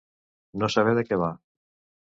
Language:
Catalan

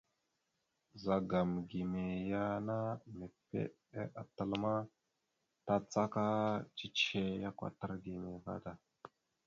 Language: Mada (Cameroon)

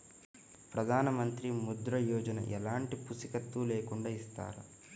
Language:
Telugu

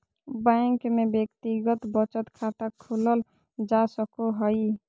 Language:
Magahi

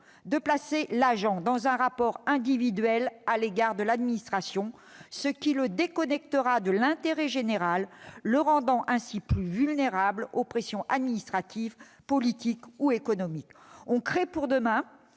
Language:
French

